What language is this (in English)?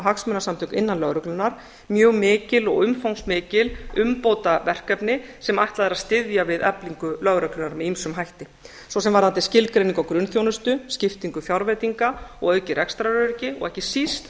Icelandic